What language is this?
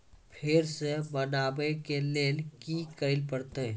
Maithili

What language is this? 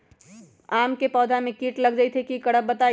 Magahi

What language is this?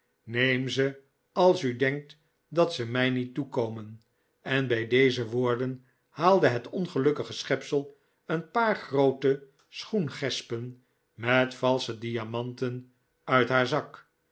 Dutch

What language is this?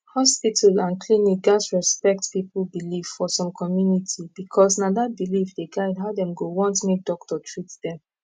Nigerian Pidgin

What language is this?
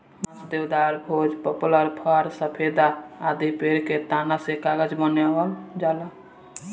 Bhojpuri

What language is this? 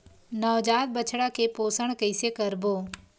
Chhattisgarhi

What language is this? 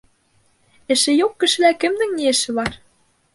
Bashkir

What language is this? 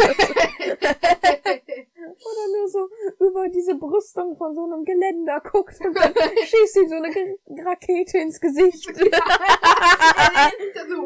German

